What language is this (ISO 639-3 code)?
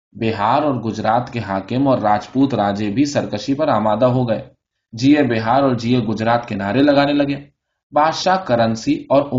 urd